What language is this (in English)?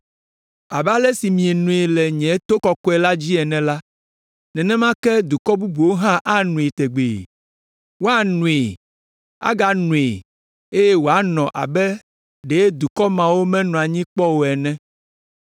Ewe